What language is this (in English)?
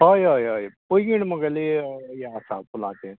Konkani